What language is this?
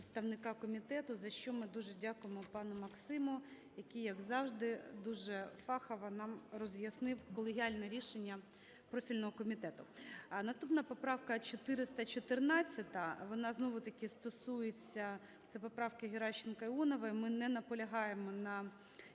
Ukrainian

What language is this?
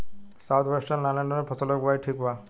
Bhojpuri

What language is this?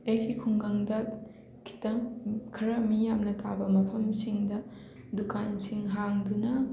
Manipuri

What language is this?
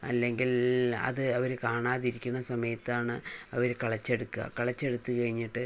Malayalam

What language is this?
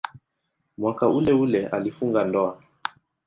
Swahili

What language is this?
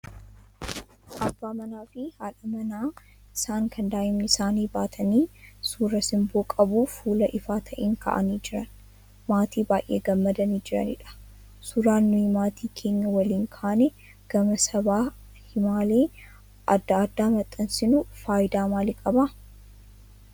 Oromo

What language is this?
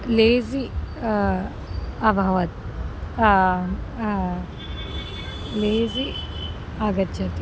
Sanskrit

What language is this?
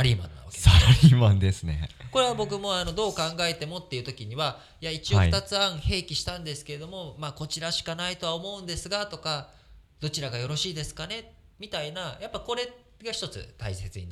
Japanese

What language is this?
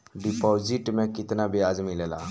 Bhojpuri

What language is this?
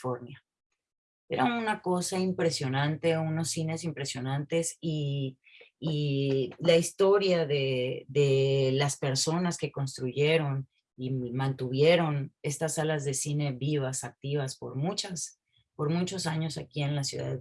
Spanish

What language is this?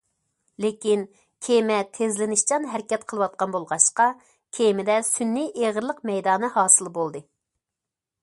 Uyghur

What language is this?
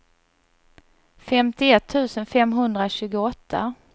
Swedish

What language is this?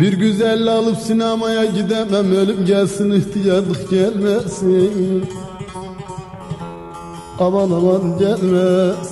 Turkish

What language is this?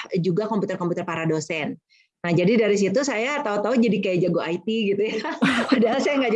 Indonesian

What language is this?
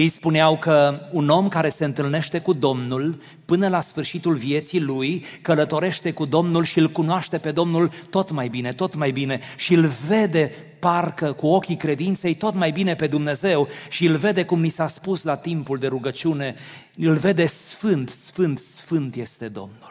Romanian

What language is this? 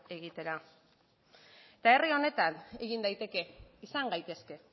Basque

